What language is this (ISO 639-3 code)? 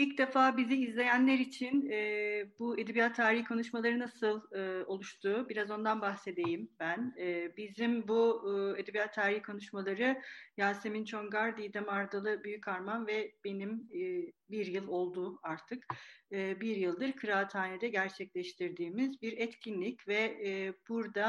tur